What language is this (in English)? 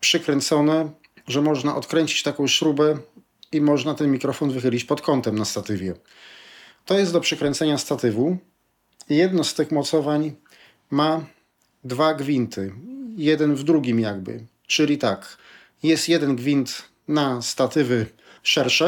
Polish